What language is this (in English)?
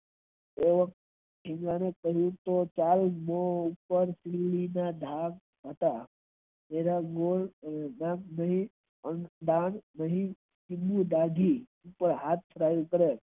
Gujarati